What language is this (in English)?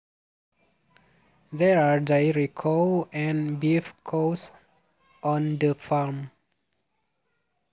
Javanese